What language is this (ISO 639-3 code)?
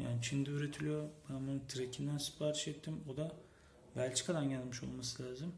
tur